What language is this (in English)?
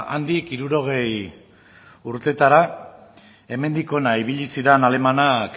Basque